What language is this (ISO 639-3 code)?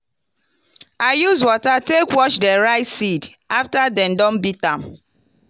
pcm